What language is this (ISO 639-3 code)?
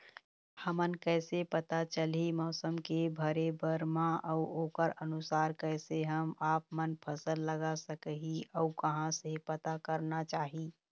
hne